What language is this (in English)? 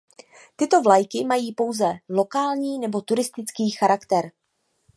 Czech